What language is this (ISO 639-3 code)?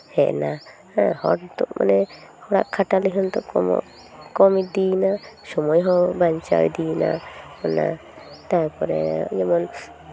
sat